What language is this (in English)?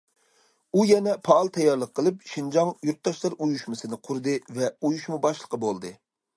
Uyghur